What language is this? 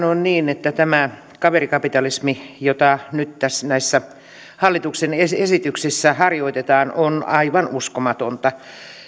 Finnish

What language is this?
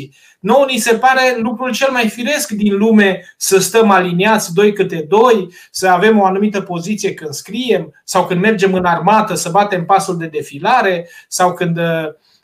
Romanian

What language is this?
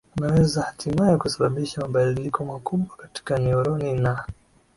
Swahili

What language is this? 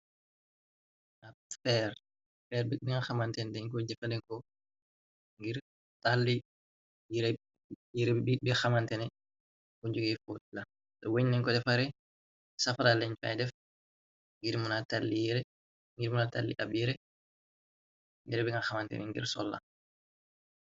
Wolof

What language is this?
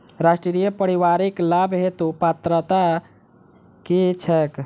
Maithili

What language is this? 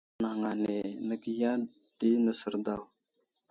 Wuzlam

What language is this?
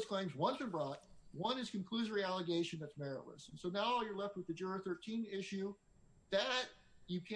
English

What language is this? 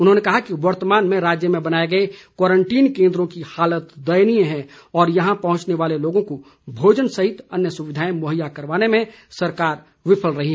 Hindi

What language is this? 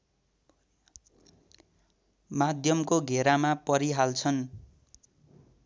Nepali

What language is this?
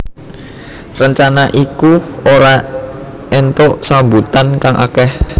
Javanese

